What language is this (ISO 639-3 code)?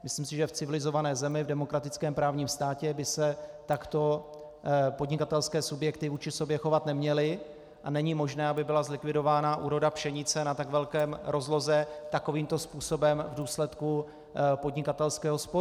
ces